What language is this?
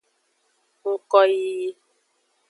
Aja (Benin)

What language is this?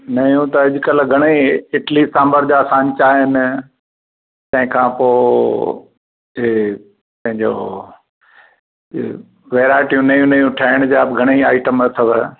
Sindhi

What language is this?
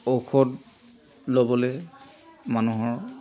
Assamese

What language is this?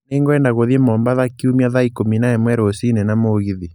Kikuyu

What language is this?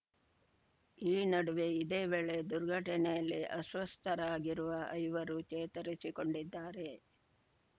Kannada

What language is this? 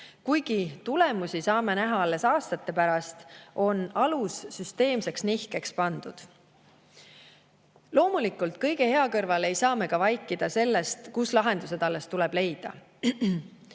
Estonian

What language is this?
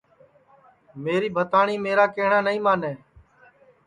Sansi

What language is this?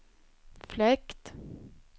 Swedish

